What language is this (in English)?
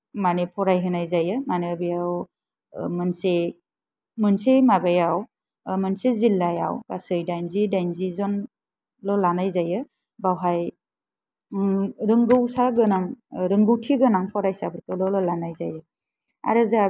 Bodo